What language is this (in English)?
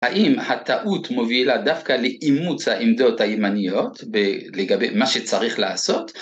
Hebrew